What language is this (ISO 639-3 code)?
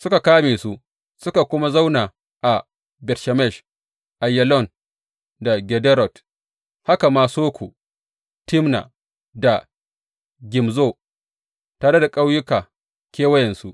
hau